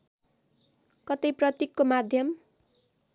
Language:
Nepali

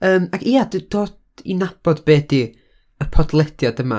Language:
Welsh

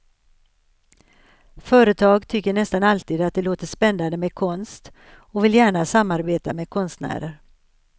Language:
Swedish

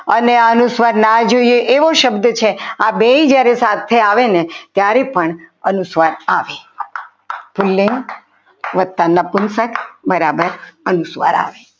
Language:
Gujarati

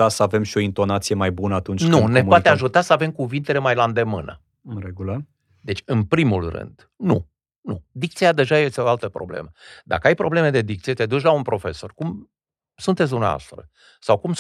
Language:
Romanian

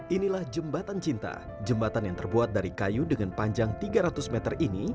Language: Indonesian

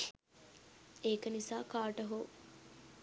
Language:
Sinhala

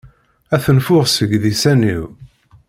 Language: Kabyle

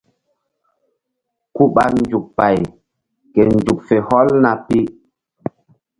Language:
Mbum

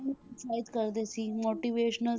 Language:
Punjabi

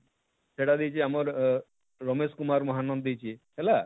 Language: Odia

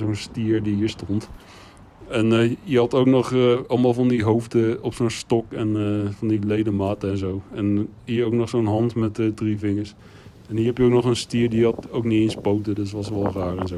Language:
Dutch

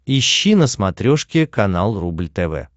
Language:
Russian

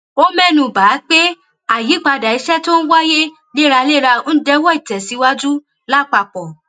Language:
Yoruba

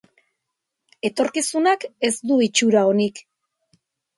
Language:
Basque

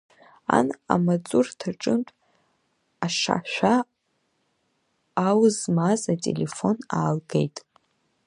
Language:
Abkhazian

